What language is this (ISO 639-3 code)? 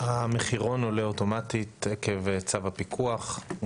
heb